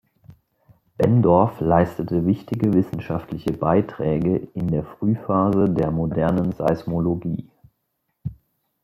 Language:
German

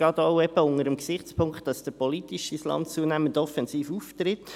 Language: Swiss German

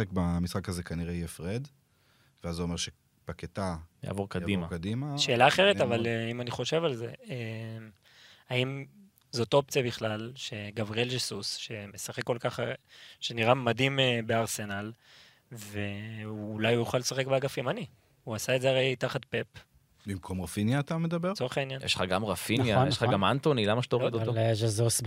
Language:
Hebrew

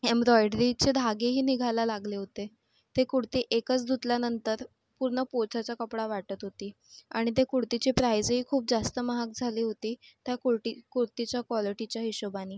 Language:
Marathi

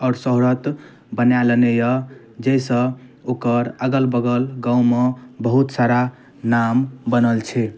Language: Maithili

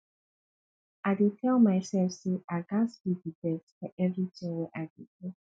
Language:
Nigerian Pidgin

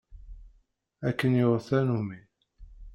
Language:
Kabyle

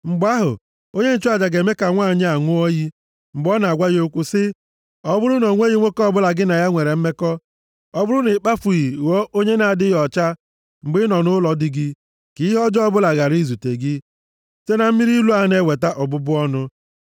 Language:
Igbo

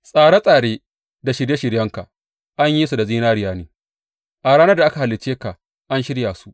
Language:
Hausa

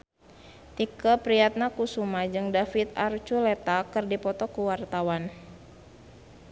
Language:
Sundanese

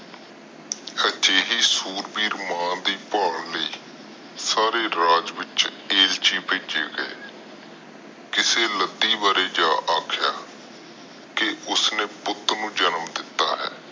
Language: Punjabi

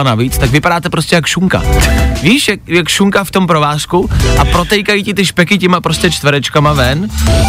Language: Czech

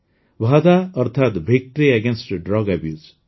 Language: Odia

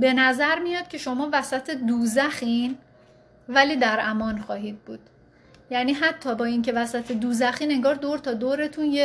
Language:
Persian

